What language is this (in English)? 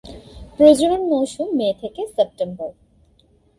Bangla